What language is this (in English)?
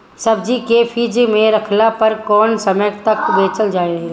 Bhojpuri